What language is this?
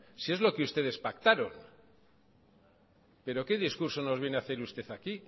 Spanish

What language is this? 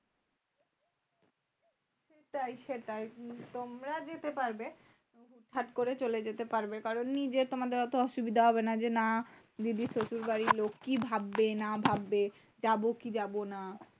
Bangla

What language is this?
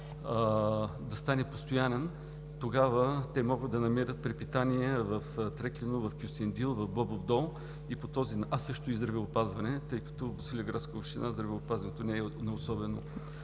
Bulgarian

